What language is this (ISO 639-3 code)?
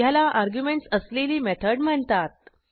mar